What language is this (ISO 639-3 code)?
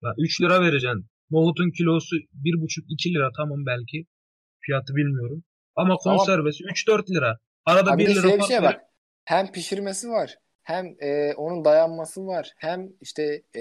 tur